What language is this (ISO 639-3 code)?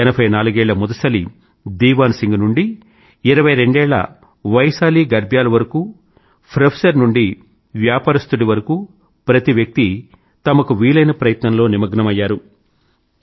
tel